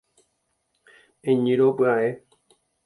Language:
Guarani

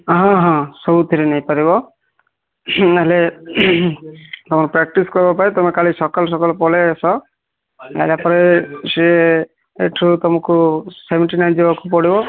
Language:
Odia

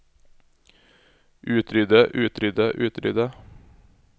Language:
Norwegian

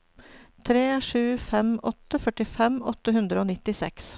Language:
Norwegian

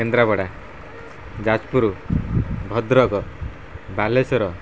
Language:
Odia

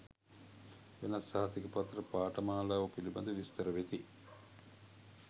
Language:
Sinhala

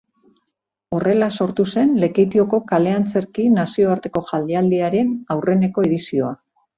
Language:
Basque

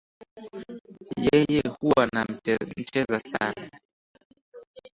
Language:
Swahili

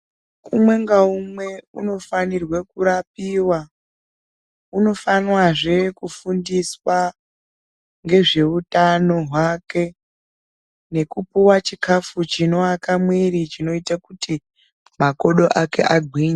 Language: Ndau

